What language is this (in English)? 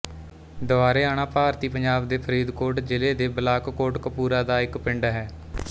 Punjabi